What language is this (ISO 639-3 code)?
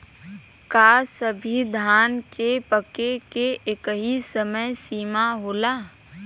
bho